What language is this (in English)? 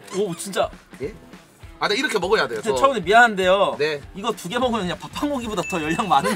Korean